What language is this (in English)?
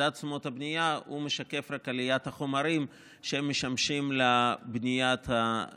Hebrew